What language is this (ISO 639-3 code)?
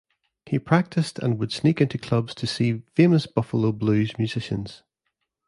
eng